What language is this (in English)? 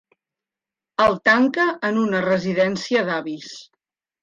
Catalan